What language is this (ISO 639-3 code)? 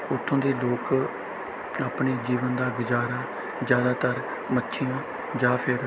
pan